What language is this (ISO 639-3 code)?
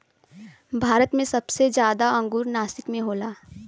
bho